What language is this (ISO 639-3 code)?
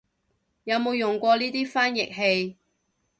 yue